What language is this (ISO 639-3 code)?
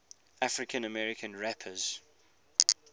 eng